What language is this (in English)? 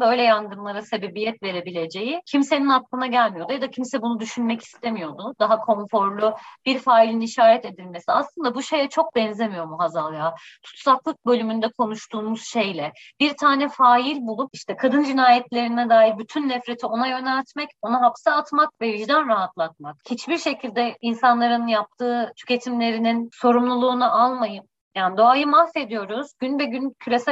Turkish